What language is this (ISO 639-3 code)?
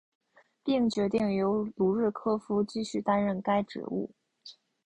zho